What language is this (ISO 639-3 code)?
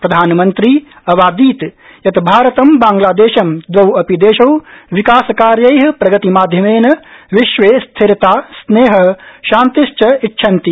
san